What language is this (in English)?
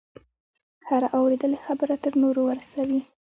Pashto